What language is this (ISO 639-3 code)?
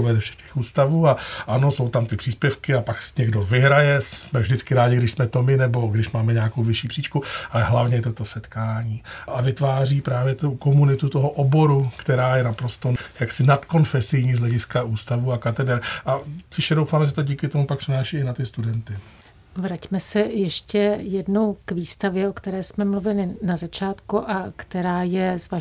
ces